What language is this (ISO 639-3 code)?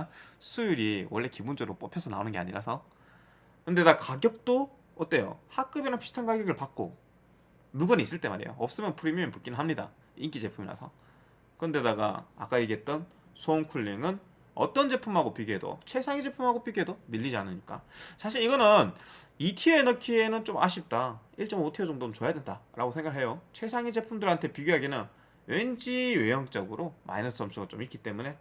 kor